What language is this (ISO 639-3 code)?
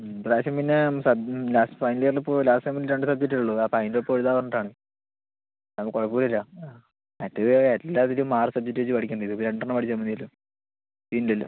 mal